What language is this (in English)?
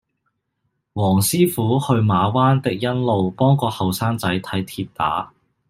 Cantonese